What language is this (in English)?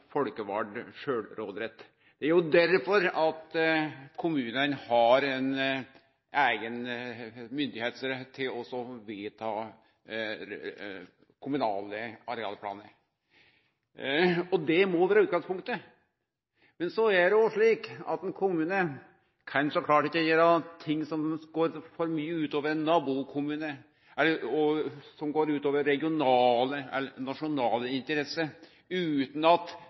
Norwegian Nynorsk